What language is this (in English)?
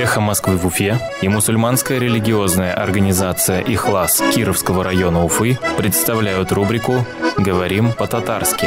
Russian